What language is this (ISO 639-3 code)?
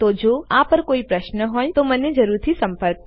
guj